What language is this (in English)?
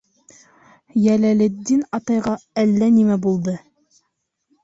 Bashkir